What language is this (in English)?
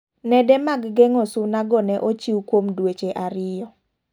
Luo (Kenya and Tanzania)